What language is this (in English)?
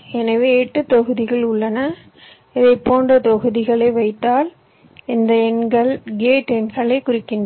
Tamil